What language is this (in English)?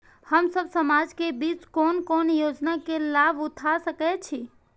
Maithili